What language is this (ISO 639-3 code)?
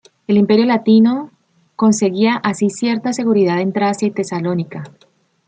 spa